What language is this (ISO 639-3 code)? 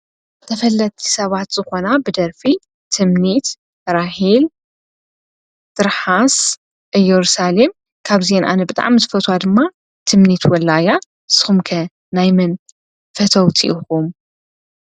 tir